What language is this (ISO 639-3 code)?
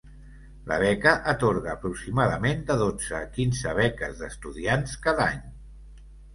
cat